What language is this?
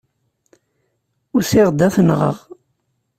Kabyle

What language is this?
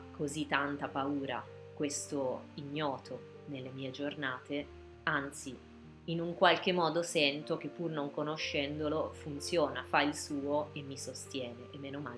Italian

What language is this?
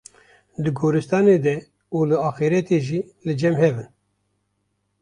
Kurdish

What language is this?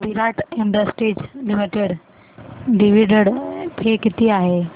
Marathi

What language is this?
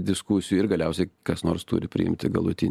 Lithuanian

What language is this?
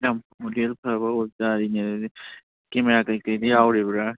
Manipuri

